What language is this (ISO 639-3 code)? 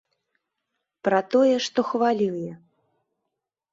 bel